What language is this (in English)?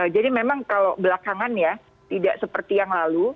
Indonesian